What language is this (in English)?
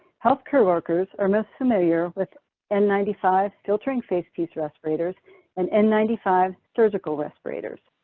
English